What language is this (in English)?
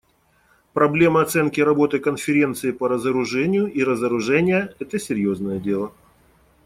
Russian